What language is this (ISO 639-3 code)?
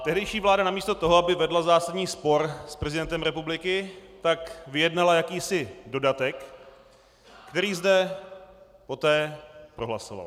ces